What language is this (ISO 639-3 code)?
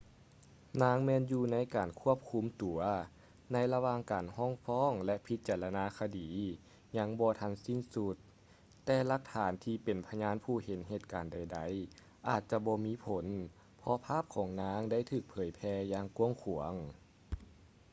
lao